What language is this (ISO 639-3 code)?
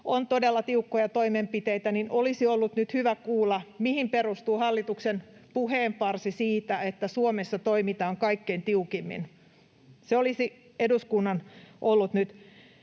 fin